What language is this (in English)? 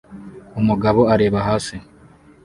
Kinyarwanda